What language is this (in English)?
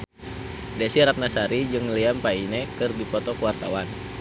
Sundanese